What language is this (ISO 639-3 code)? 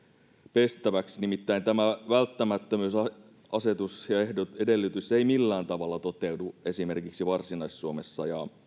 fin